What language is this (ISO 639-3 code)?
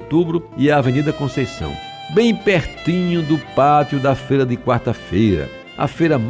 por